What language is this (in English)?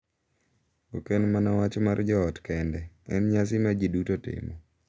Luo (Kenya and Tanzania)